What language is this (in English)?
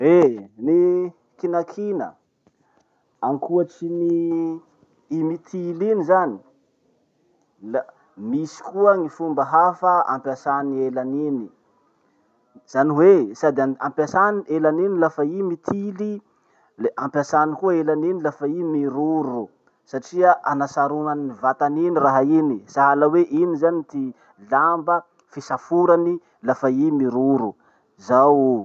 Masikoro Malagasy